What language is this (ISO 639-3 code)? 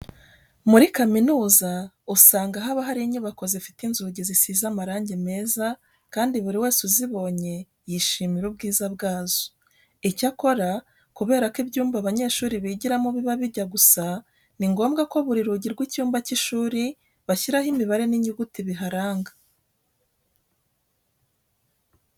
kin